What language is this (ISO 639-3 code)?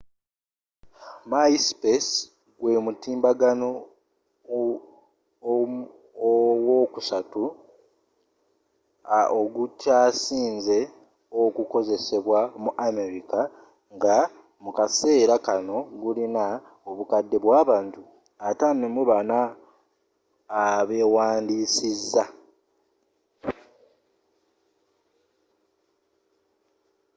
lug